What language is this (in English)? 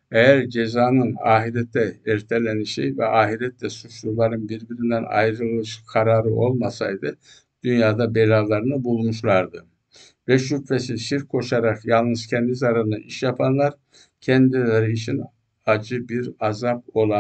Turkish